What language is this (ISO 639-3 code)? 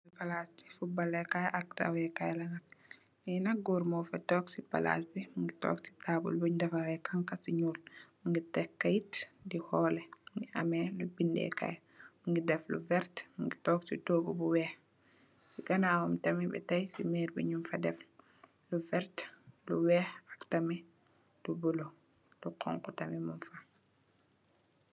wol